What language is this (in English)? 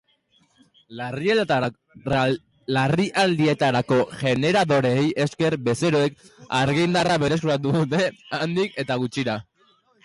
Basque